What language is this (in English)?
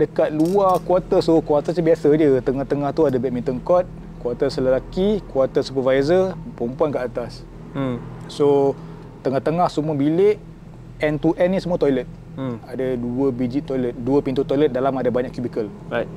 Malay